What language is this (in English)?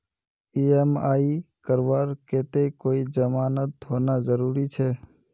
Magahi